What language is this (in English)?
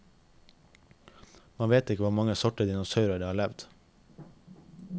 Norwegian